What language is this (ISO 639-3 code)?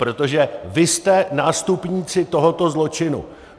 ces